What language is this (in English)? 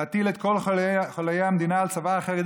Hebrew